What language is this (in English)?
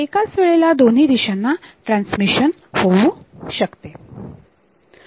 Marathi